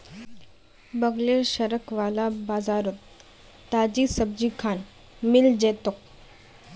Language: Magahi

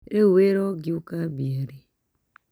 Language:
Kikuyu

